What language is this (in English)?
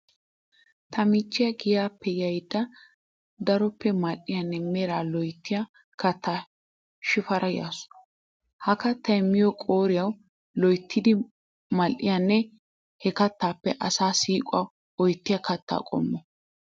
Wolaytta